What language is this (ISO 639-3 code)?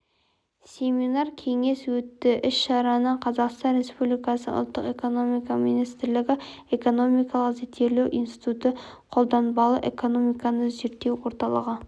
kaz